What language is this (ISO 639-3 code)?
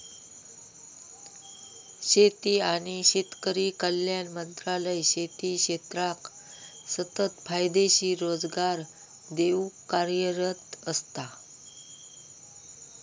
mar